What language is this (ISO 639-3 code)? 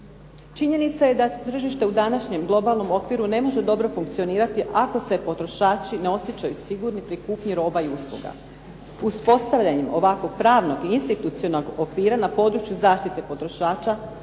hrv